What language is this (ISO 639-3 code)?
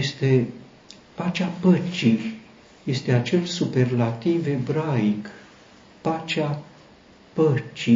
ron